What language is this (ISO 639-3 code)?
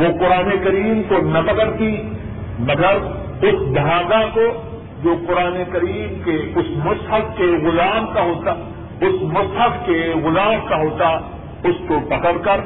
urd